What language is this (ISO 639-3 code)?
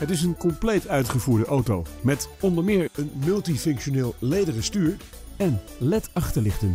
nld